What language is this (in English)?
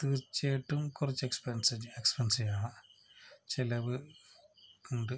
Malayalam